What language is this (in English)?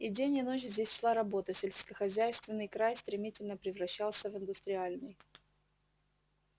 Russian